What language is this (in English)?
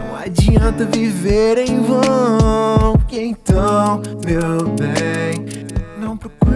English